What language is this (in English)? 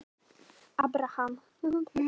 Icelandic